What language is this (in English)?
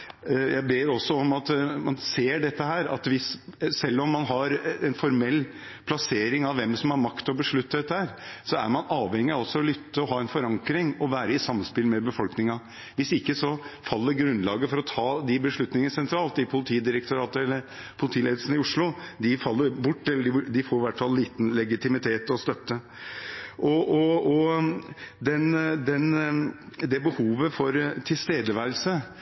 Norwegian Bokmål